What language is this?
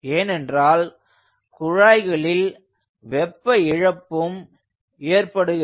Tamil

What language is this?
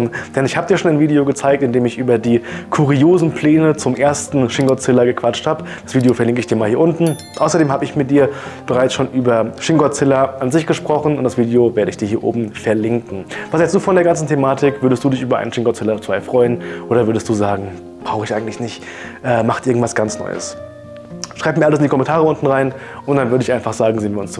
German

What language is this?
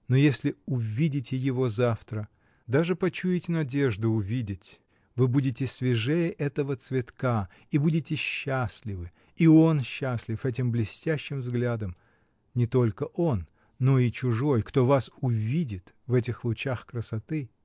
Russian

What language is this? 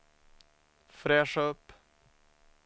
Swedish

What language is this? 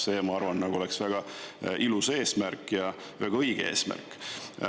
Estonian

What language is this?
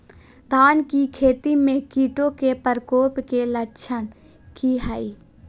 Magahi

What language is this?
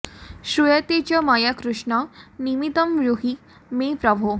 Sanskrit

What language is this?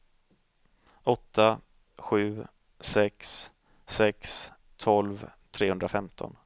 Swedish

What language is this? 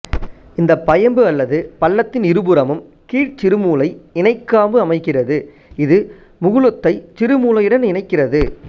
Tamil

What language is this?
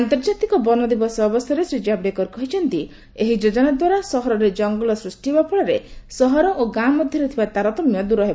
Odia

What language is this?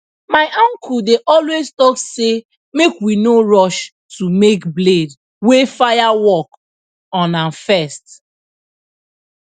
Nigerian Pidgin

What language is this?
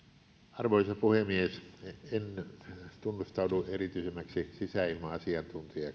Finnish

